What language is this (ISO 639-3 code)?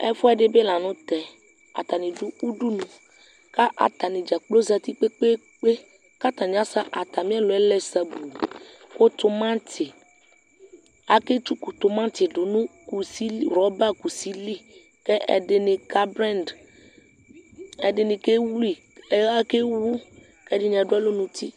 kpo